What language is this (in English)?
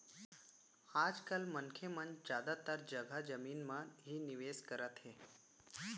Chhattisgarhi